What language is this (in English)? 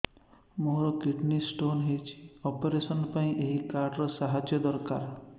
Odia